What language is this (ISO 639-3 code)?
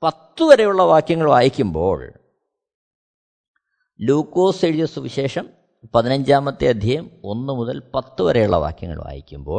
mal